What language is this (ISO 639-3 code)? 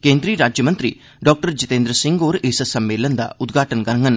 doi